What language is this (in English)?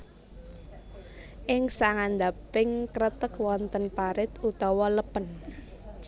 Javanese